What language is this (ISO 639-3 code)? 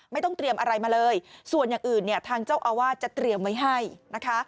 tha